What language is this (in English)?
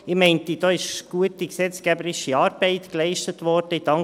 Swiss German